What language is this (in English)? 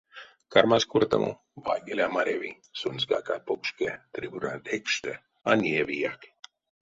Erzya